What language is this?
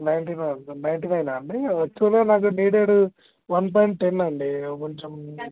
Telugu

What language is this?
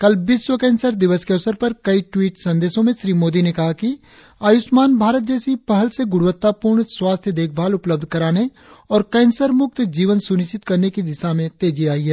Hindi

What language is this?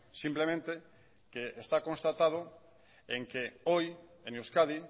Spanish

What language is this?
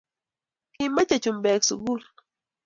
Kalenjin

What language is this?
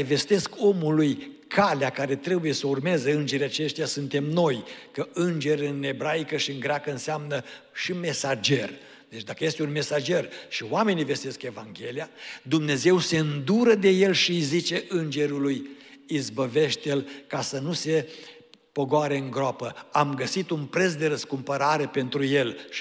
Romanian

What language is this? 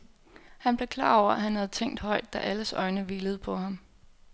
Danish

